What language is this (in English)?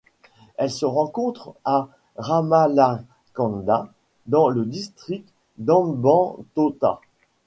French